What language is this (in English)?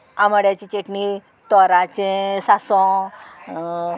Konkani